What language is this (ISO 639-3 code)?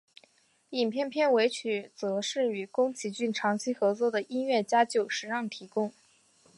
zho